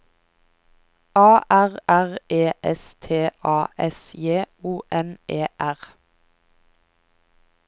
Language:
Norwegian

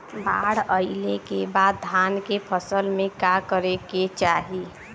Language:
Bhojpuri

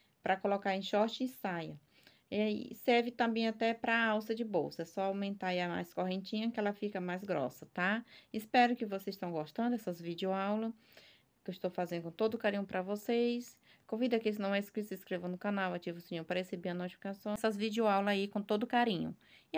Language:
Portuguese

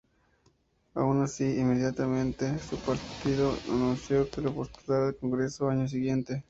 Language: Spanish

